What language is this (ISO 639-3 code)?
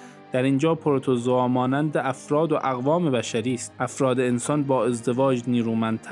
fas